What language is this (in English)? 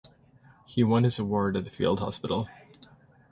English